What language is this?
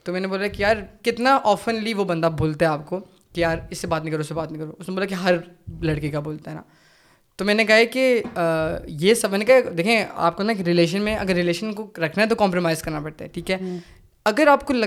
Urdu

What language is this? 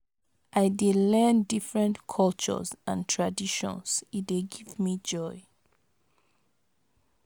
Nigerian Pidgin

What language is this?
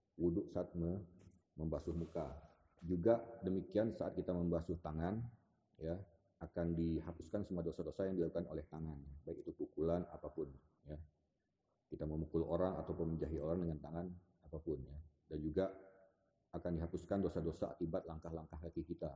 Indonesian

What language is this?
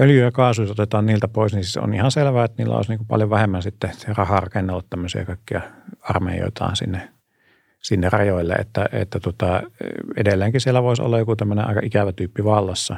Finnish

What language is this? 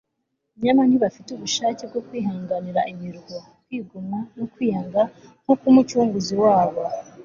Kinyarwanda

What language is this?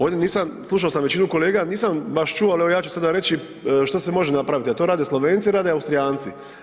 Croatian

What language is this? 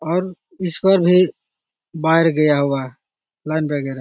Magahi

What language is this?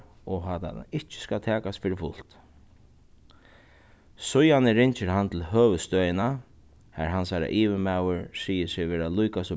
Faroese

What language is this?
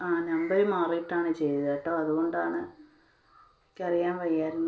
Malayalam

